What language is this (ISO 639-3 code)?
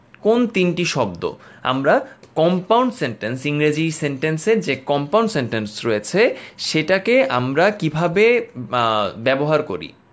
ben